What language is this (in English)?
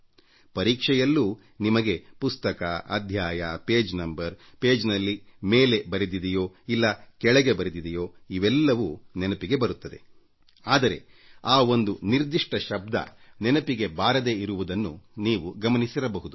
Kannada